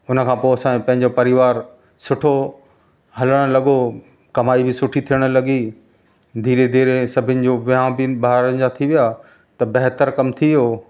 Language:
Sindhi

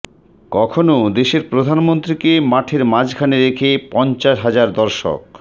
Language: Bangla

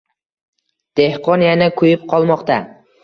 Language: Uzbek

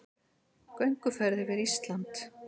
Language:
Icelandic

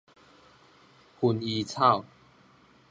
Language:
Min Nan Chinese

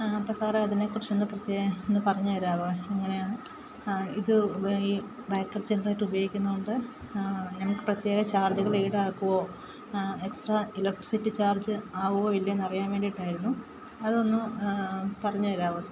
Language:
Malayalam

